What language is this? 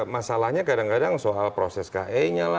Indonesian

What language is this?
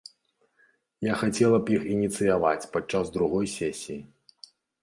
Belarusian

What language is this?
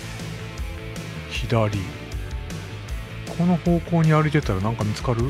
Japanese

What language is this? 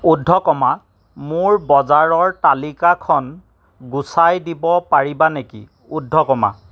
Assamese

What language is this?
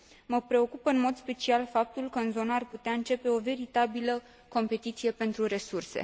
Romanian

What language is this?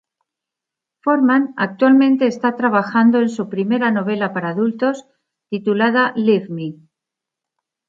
Spanish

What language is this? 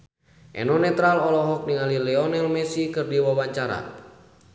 Sundanese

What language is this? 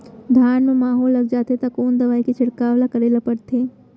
Chhattisgarhi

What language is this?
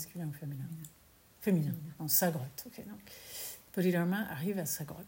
French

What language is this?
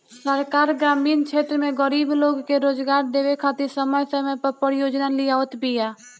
Bhojpuri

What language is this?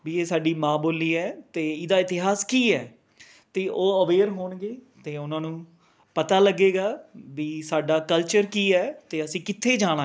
Punjabi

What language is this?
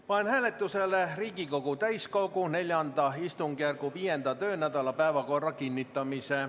Estonian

